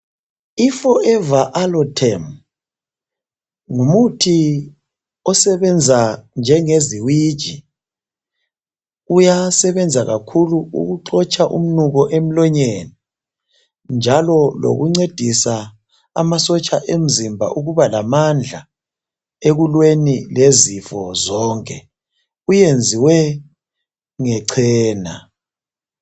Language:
North Ndebele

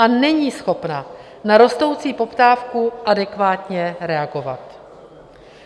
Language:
Czech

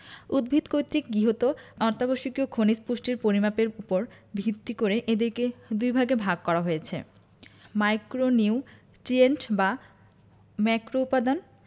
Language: Bangla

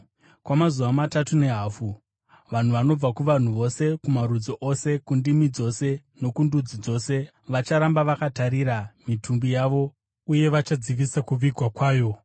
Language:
Shona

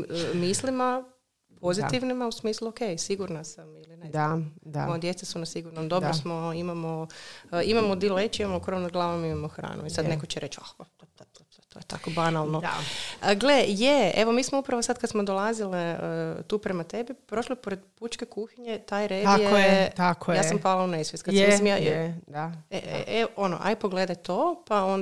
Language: Croatian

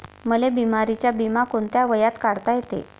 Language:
Marathi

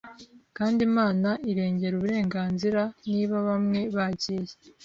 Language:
Kinyarwanda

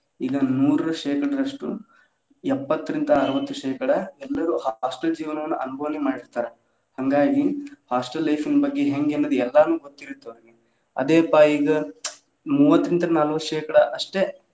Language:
Kannada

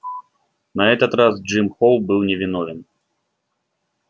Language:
Russian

